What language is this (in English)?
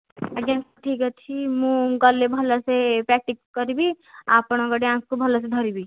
Odia